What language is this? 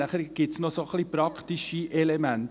Swiss German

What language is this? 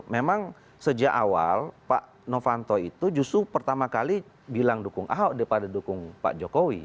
Indonesian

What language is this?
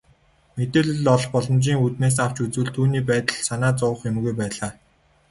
Mongolian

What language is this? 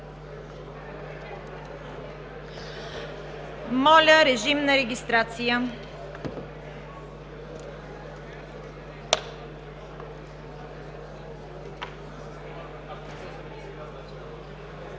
Bulgarian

